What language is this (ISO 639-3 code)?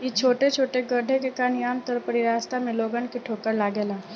bho